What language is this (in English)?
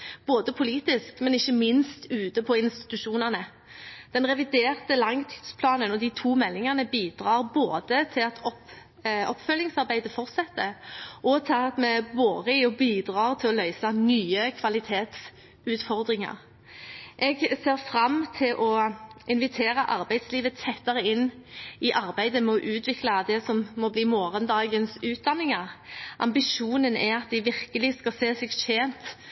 Norwegian Bokmål